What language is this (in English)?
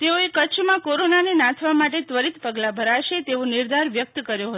Gujarati